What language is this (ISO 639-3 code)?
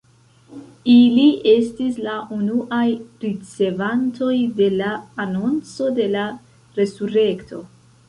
epo